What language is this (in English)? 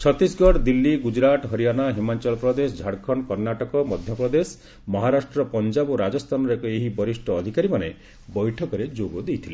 Odia